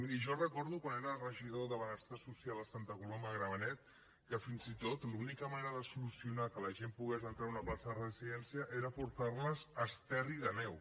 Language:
Catalan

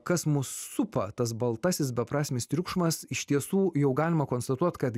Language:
Lithuanian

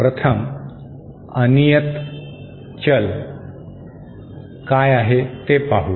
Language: Marathi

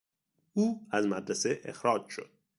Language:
Persian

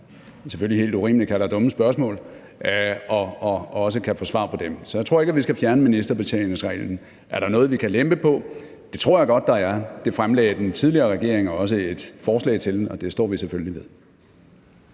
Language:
Danish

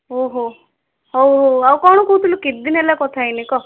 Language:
Odia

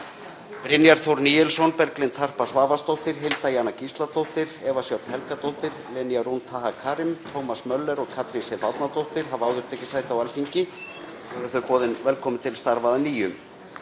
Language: Icelandic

